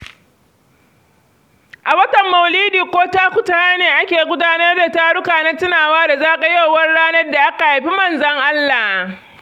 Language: Hausa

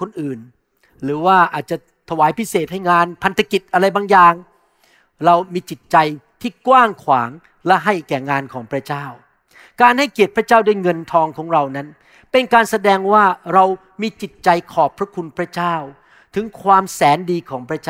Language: Thai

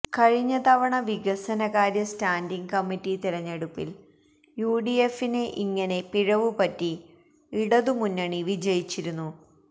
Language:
Malayalam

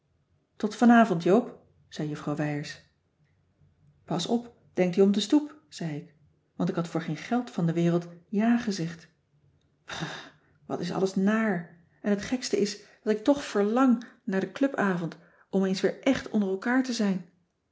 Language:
Dutch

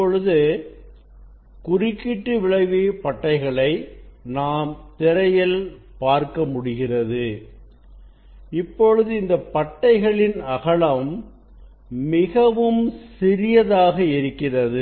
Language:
Tamil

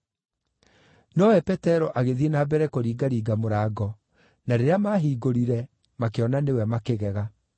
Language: Kikuyu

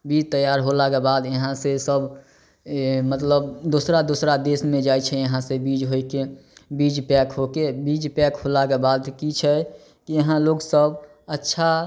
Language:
Maithili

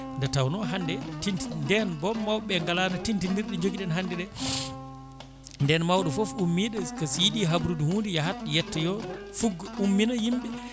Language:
Fula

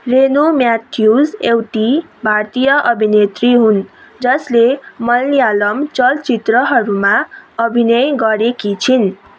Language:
Nepali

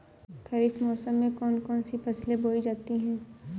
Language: Hindi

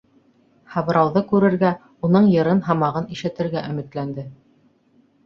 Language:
Bashkir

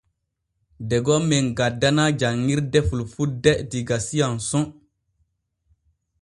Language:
Borgu Fulfulde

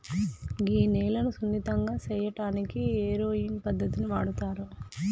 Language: Telugu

